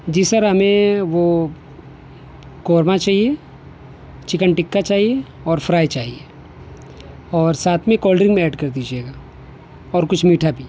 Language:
Urdu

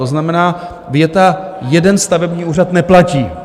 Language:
Czech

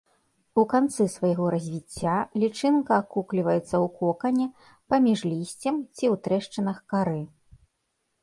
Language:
Belarusian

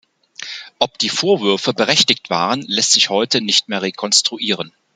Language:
German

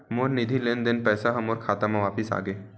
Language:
Chhattisgarhi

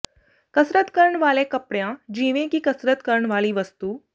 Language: Punjabi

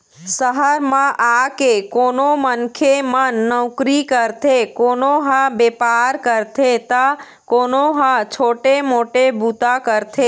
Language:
Chhattisgarhi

